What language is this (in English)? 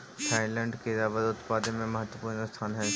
Magahi